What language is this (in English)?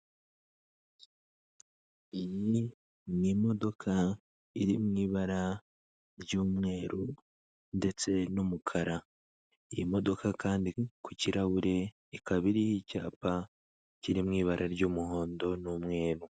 Kinyarwanda